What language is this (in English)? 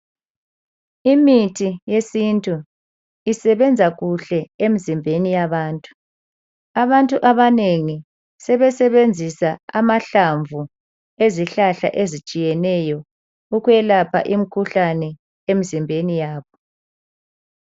North Ndebele